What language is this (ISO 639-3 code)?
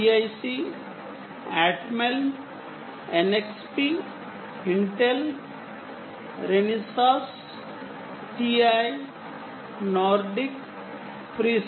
tel